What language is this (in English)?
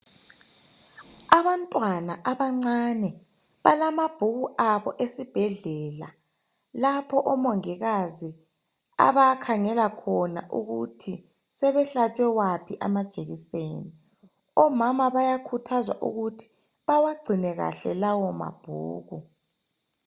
North Ndebele